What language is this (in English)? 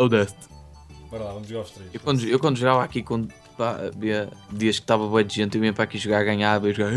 Portuguese